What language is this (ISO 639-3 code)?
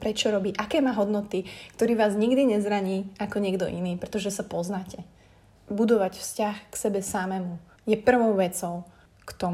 slk